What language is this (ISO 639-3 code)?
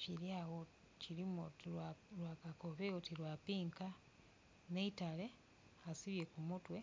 xog